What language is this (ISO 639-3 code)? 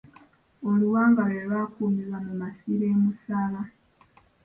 lug